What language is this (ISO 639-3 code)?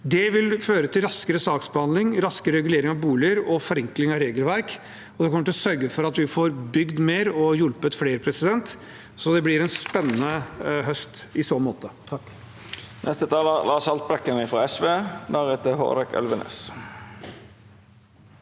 nor